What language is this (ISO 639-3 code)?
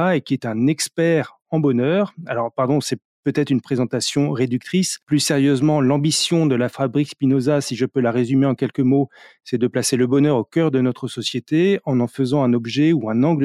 fra